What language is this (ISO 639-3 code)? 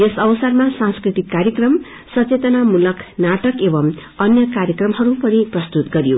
nep